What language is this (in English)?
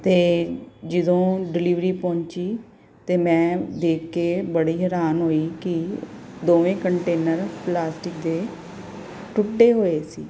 Punjabi